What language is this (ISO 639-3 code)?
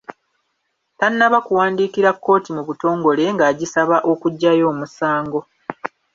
lug